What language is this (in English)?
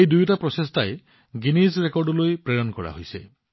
Assamese